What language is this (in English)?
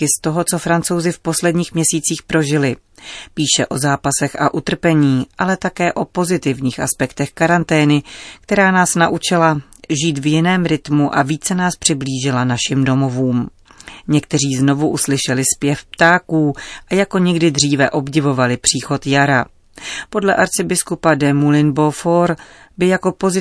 Czech